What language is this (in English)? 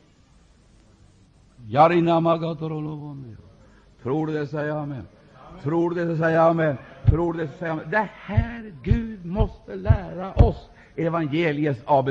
Swedish